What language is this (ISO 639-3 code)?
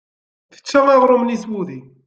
kab